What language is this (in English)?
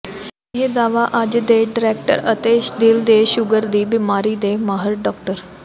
Punjabi